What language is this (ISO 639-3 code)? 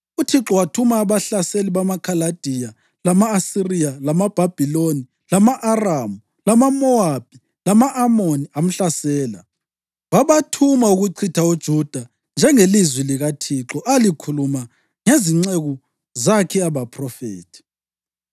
nde